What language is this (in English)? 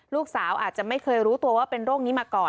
Thai